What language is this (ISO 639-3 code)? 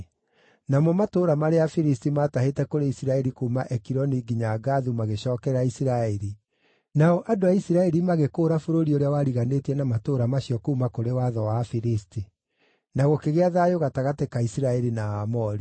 kik